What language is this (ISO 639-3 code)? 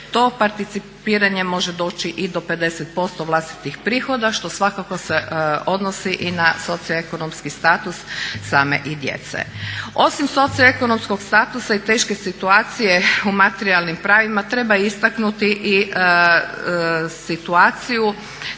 hrv